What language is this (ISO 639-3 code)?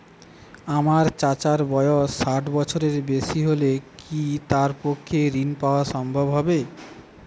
ben